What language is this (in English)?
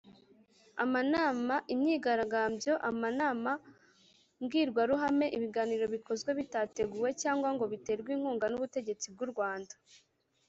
Kinyarwanda